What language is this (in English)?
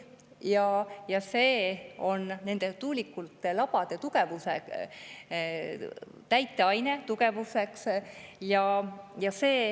Estonian